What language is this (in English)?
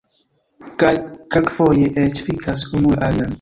Esperanto